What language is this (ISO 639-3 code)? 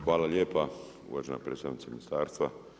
hrv